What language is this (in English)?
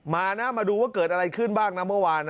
Thai